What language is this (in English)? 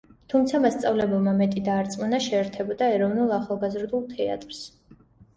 Georgian